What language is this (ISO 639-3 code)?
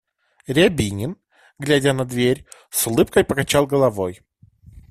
rus